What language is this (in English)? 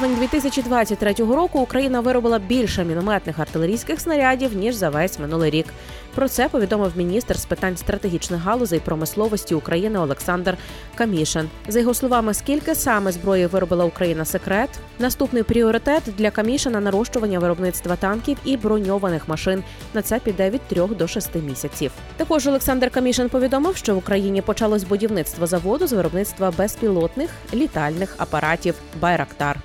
Ukrainian